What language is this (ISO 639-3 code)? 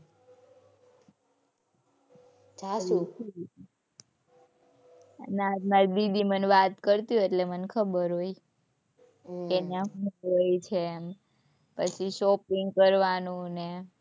guj